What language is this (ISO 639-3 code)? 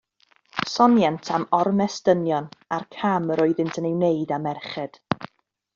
cym